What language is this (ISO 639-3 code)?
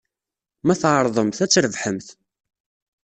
kab